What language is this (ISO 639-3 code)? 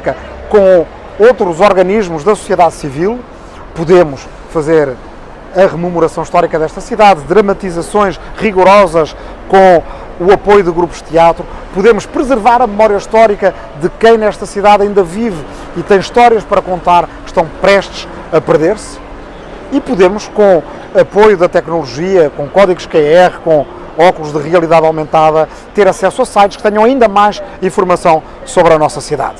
por